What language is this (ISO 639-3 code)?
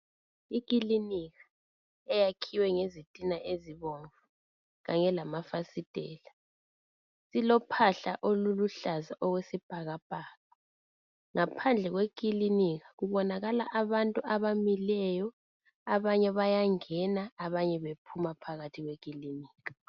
nde